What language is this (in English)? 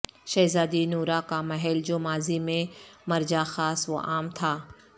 Urdu